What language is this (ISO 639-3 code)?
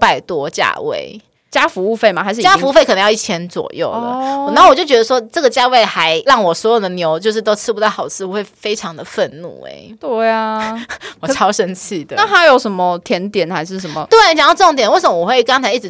zho